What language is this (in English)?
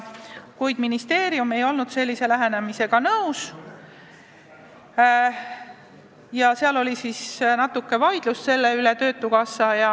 Estonian